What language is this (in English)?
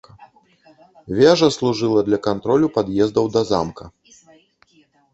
Belarusian